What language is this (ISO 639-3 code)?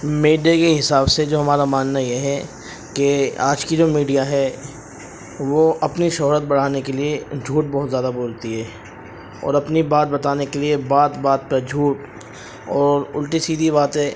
urd